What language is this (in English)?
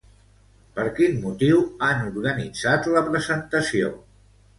Catalan